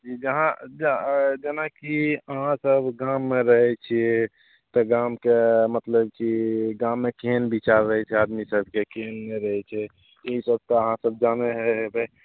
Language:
Maithili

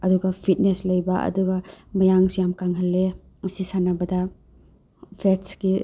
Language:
Manipuri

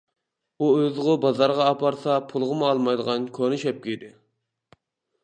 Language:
Uyghur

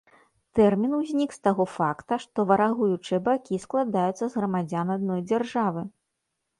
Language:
Belarusian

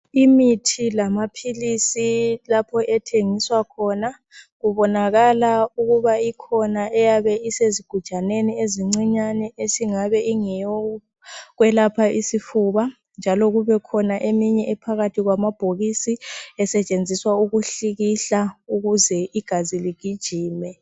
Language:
North Ndebele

